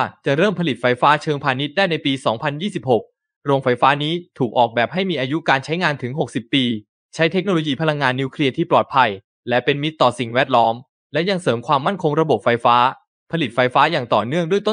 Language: Thai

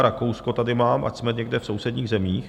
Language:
Czech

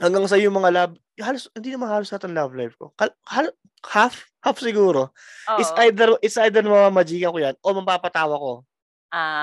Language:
Filipino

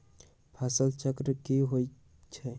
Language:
Magahi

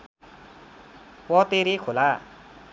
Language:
Nepali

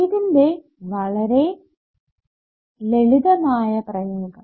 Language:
Malayalam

